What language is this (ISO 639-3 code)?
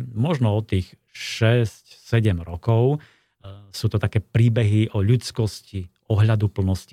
slk